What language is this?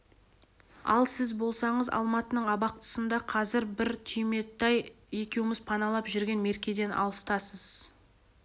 Kazakh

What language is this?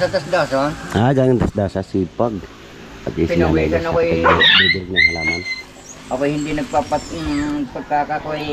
Filipino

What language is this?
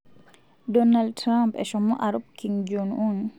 Masai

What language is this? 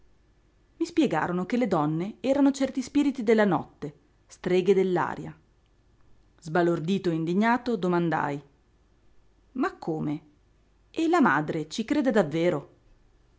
Italian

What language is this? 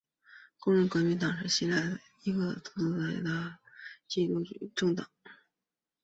Chinese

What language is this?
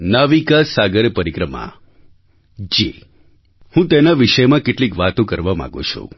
Gujarati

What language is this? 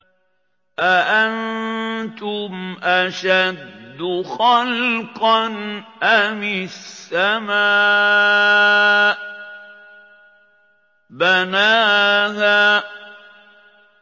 Arabic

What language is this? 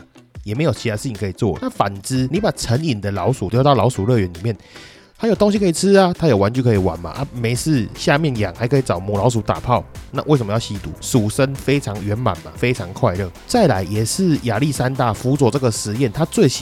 Chinese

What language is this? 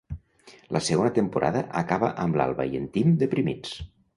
Catalan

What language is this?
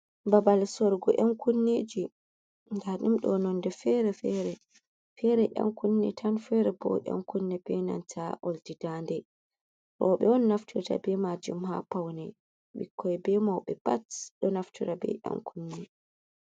Fula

